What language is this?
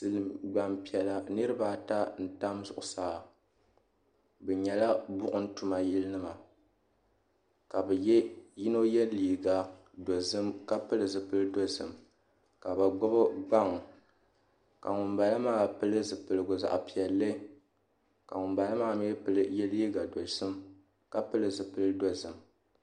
Dagbani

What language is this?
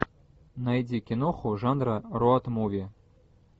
Russian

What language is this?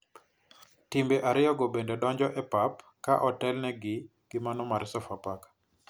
Luo (Kenya and Tanzania)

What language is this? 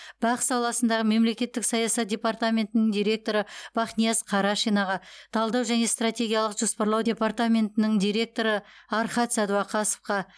Kazakh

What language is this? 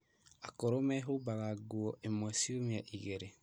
Kikuyu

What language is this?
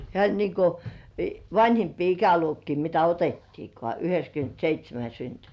Finnish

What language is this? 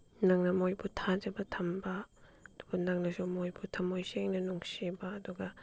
Manipuri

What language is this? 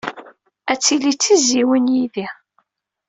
Kabyle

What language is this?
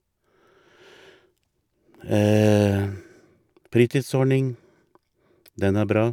Norwegian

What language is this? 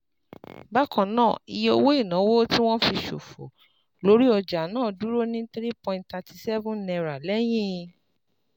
Yoruba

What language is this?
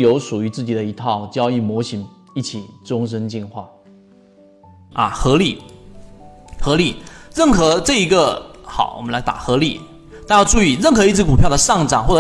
Chinese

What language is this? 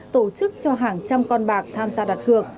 Vietnamese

